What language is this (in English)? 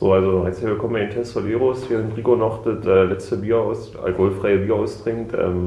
German